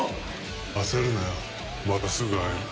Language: Japanese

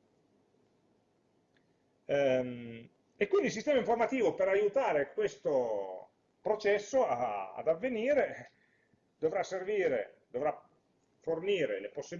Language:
Italian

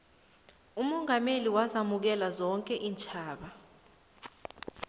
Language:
South Ndebele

